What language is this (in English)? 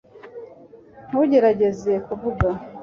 Kinyarwanda